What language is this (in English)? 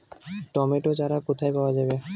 Bangla